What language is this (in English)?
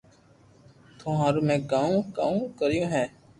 Loarki